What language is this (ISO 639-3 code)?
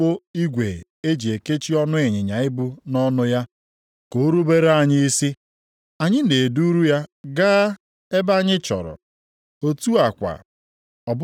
ibo